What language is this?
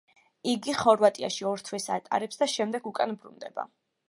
Georgian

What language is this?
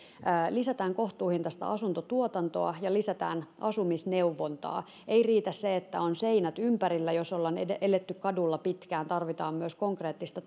Finnish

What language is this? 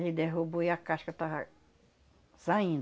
Portuguese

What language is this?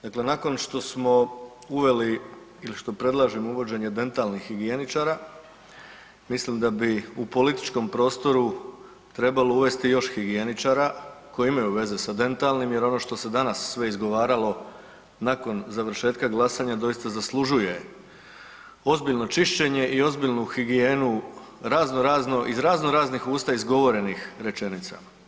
Croatian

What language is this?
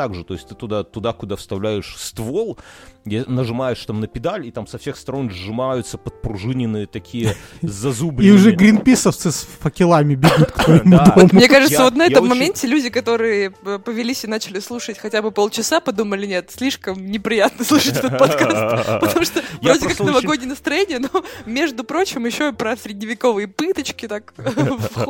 Russian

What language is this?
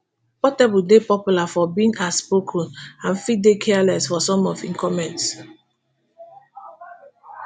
Nigerian Pidgin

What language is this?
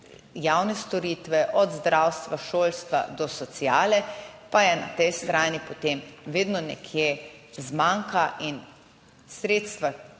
Slovenian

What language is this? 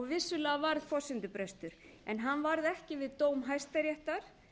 Icelandic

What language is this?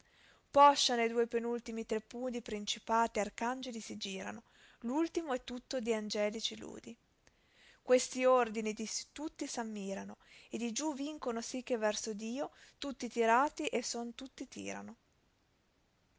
Italian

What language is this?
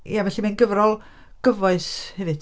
Welsh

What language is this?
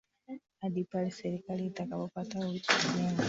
Swahili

